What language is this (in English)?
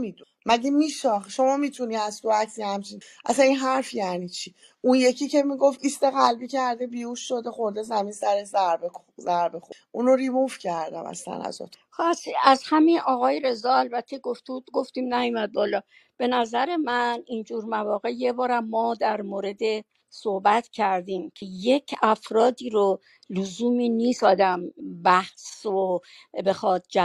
Persian